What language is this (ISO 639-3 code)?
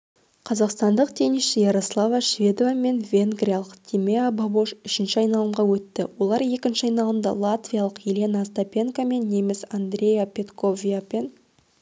kaz